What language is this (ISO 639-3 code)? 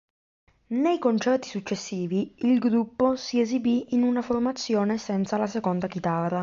ita